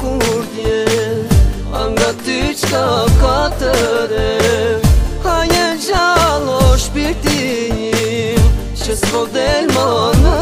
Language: Bulgarian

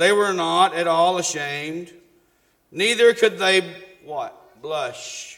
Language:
English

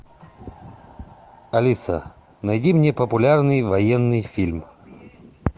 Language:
Russian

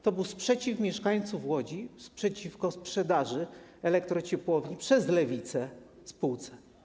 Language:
Polish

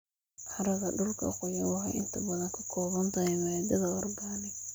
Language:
Somali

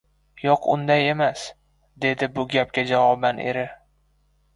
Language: Uzbek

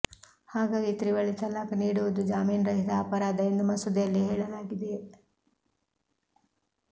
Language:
Kannada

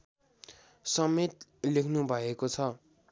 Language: Nepali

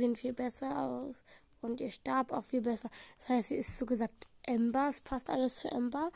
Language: German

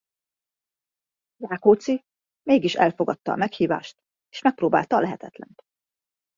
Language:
Hungarian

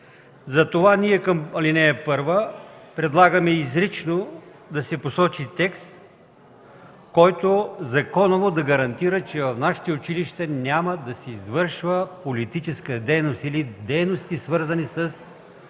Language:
Bulgarian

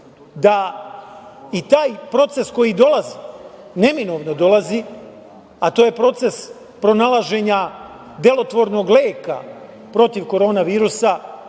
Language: Serbian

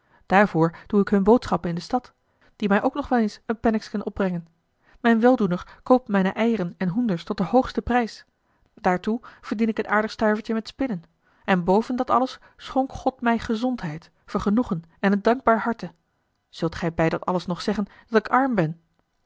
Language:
Dutch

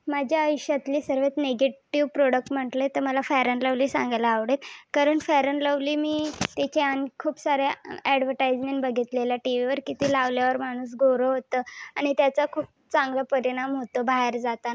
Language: Marathi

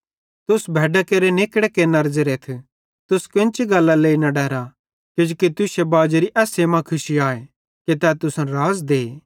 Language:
Bhadrawahi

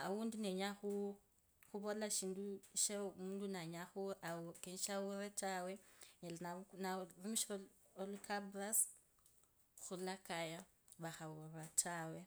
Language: Kabras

